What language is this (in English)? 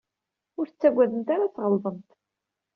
Kabyle